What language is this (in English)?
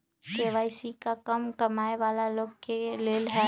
Magahi